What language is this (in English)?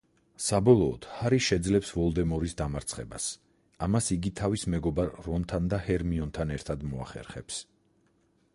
Georgian